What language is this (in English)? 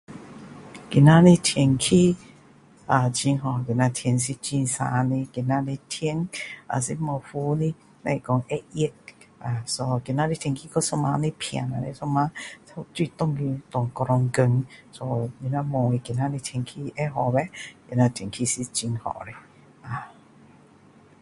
Min Dong Chinese